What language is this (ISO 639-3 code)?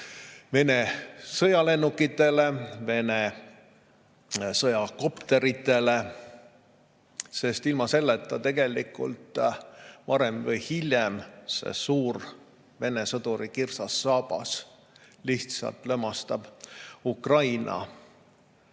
est